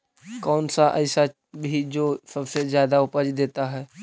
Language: Magahi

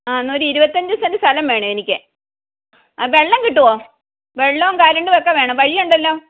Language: Malayalam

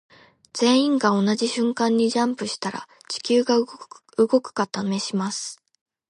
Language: Japanese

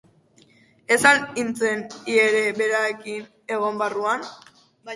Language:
Basque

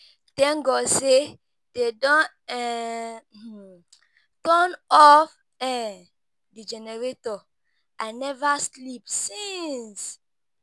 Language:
Nigerian Pidgin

